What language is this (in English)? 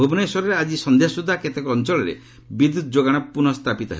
Odia